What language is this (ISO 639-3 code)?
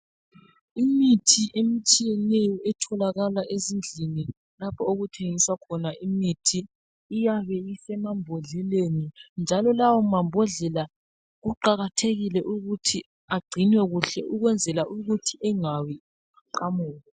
nde